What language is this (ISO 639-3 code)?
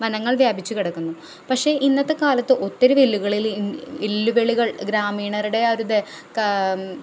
mal